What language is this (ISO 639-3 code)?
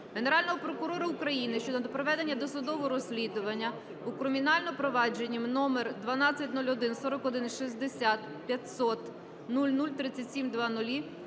ukr